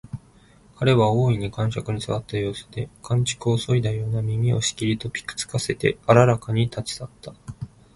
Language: Japanese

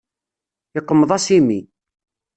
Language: Kabyle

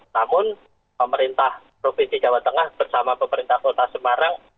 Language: Indonesian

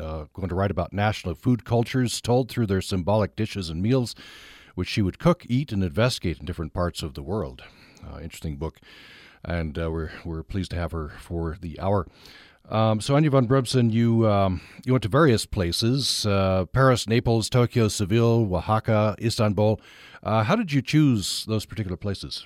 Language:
English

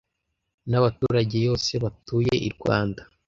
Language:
Kinyarwanda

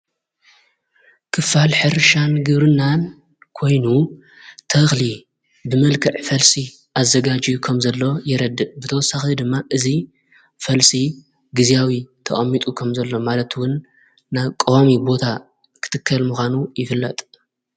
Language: Tigrinya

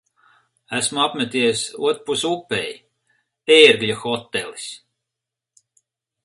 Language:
Latvian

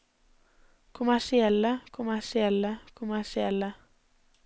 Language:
Norwegian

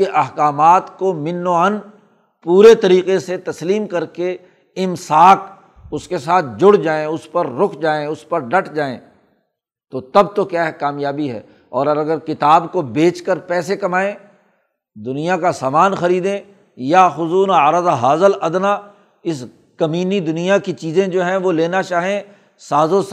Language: Urdu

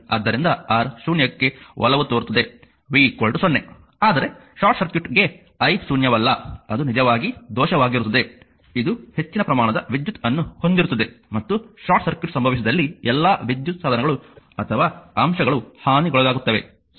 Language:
Kannada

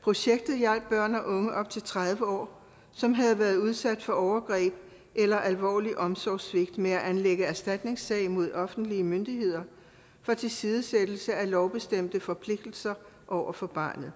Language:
Danish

